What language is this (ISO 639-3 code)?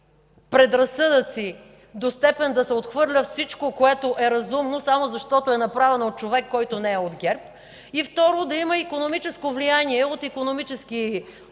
bul